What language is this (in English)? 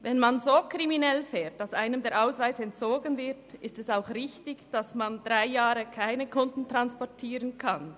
Swiss German